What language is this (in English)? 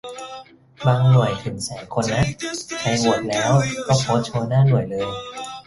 Thai